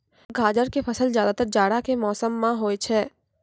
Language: Maithili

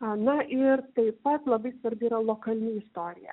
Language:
Lithuanian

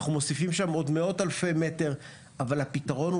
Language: Hebrew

